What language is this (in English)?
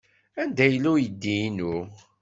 Kabyle